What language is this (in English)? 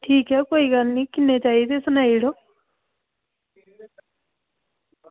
Dogri